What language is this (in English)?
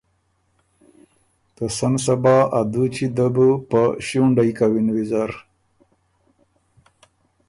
Ormuri